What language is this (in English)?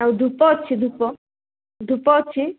Odia